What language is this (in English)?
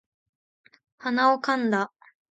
Japanese